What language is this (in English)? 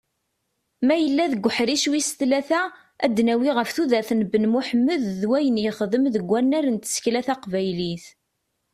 Kabyle